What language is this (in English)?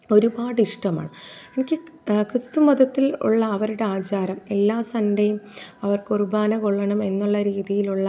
Malayalam